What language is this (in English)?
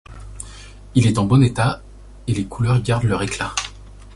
French